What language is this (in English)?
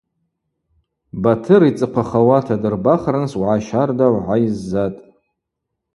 Abaza